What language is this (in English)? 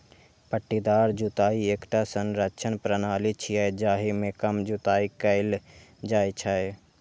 Maithili